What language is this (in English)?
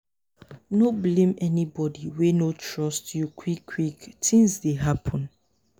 Nigerian Pidgin